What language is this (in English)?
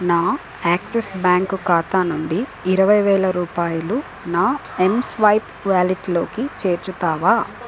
Telugu